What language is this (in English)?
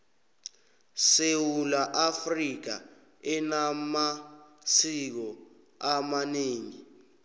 South Ndebele